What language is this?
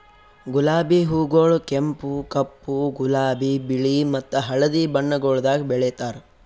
Kannada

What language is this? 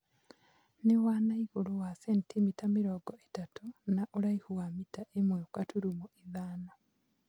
Kikuyu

